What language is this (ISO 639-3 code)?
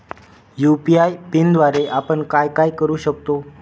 mar